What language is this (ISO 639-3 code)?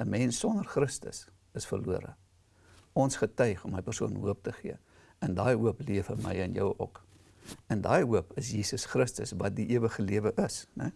nld